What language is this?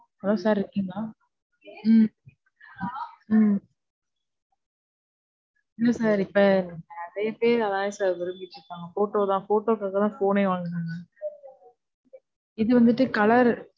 Tamil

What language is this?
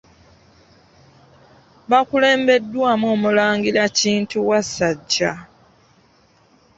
Ganda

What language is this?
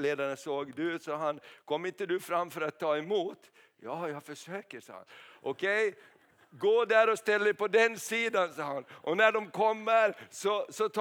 Swedish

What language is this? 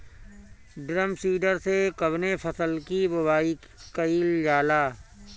Bhojpuri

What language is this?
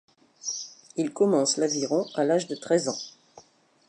French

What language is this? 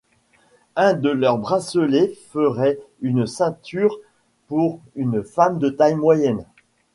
French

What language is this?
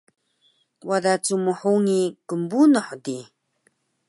Taroko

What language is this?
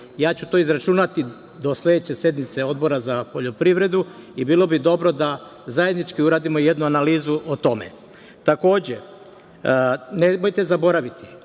Serbian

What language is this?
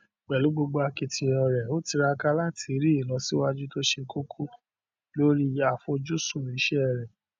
Yoruba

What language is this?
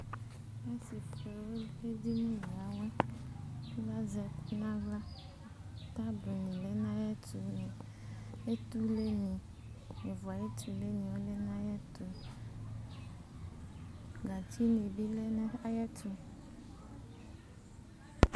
Ikposo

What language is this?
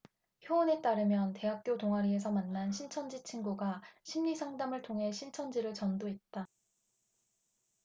Korean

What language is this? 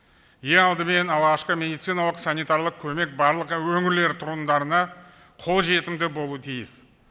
Kazakh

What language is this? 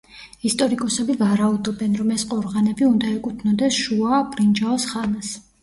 Georgian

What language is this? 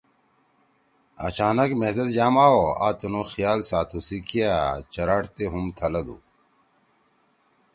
Torwali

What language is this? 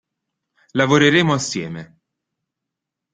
Italian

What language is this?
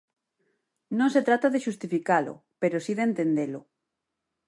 Galician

